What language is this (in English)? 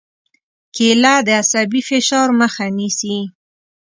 Pashto